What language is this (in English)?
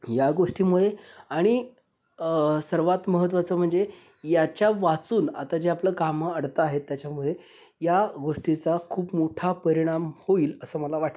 Marathi